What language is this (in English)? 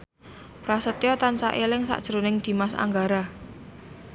Javanese